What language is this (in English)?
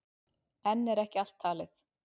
Icelandic